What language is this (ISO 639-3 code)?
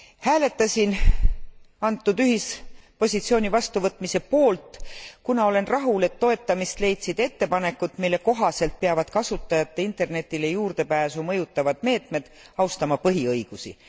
est